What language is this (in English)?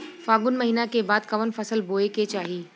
Bhojpuri